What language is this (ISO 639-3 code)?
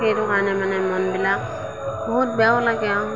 asm